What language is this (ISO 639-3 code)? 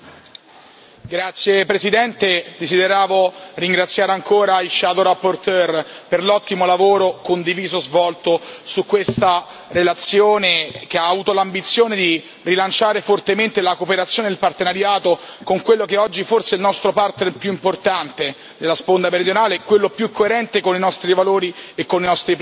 ita